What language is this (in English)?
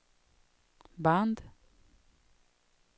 Swedish